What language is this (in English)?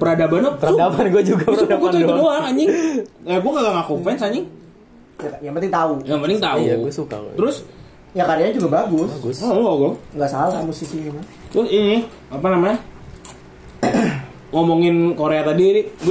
Indonesian